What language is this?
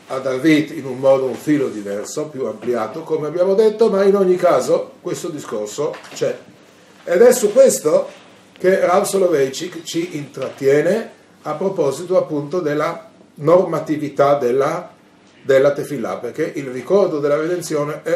Italian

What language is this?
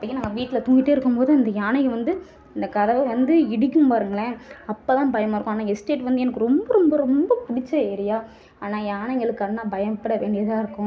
Tamil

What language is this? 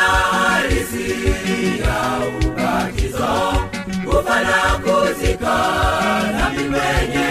Swahili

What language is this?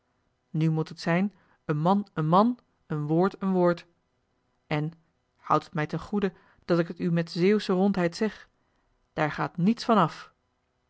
Dutch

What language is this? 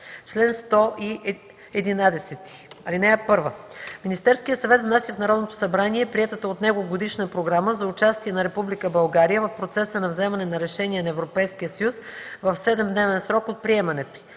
Bulgarian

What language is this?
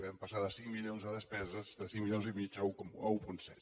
Catalan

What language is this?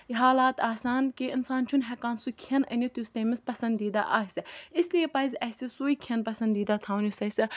Kashmiri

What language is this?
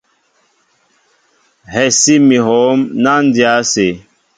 Mbo (Cameroon)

